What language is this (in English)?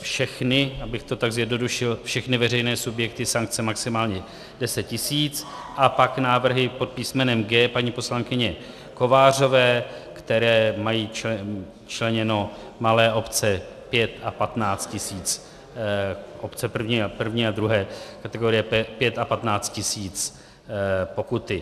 Czech